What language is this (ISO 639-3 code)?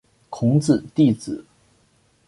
zho